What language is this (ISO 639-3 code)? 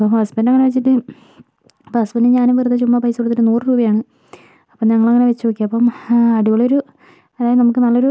mal